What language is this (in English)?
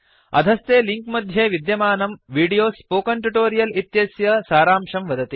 Sanskrit